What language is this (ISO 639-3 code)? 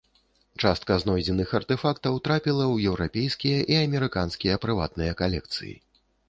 bel